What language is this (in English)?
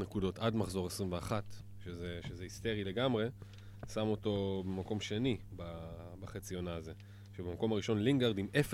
Hebrew